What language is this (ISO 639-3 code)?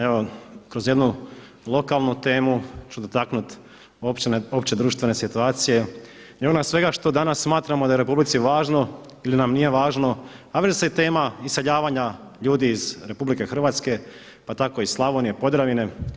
hrv